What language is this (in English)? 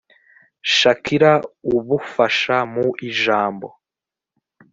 Kinyarwanda